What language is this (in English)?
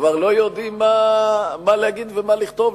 Hebrew